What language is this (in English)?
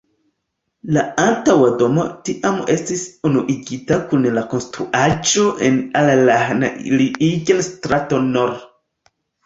Esperanto